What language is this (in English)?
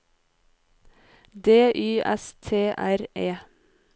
Norwegian